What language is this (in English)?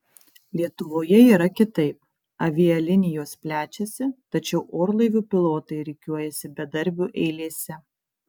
Lithuanian